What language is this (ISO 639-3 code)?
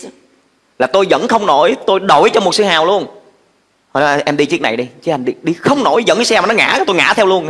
vie